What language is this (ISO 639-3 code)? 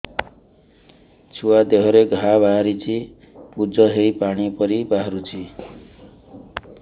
ori